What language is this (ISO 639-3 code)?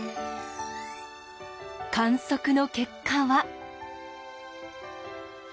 jpn